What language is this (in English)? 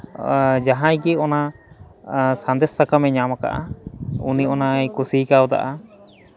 Santali